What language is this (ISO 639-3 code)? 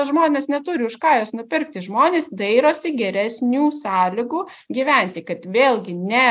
lit